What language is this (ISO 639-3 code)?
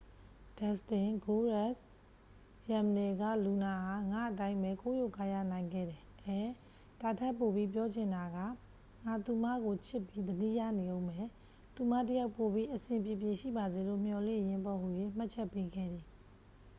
mya